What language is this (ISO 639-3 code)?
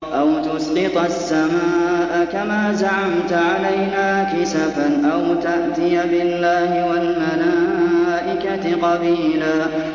ara